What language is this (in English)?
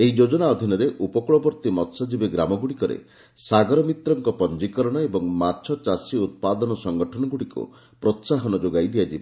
Odia